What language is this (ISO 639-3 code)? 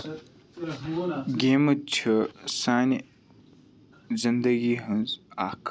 kas